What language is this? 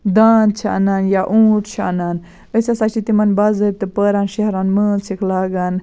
Kashmiri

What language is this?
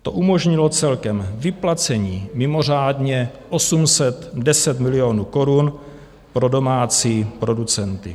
Czech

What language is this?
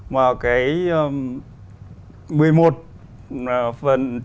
Vietnamese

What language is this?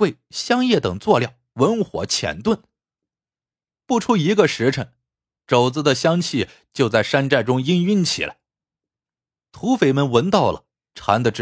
Chinese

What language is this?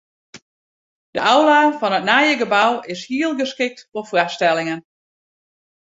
Western Frisian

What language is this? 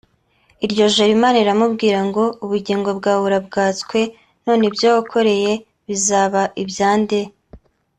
Kinyarwanda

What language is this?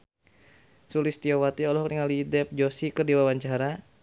Sundanese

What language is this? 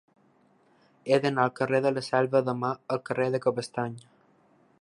Catalan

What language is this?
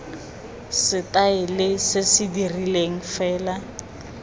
Tswana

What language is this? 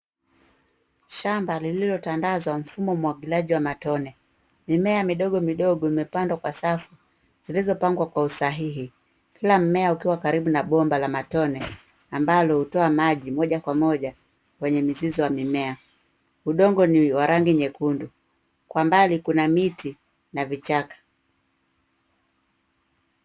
Swahili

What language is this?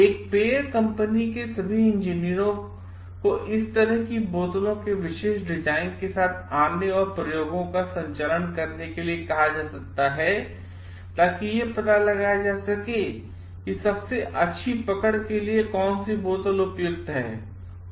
Hindi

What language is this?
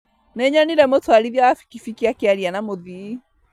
Kikuyu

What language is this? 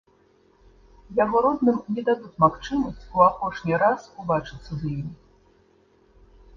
Belarusian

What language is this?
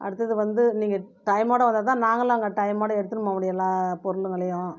Tamil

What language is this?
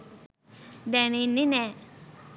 Sinhala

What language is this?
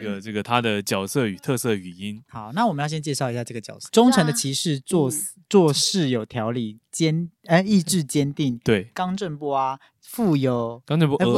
Chinese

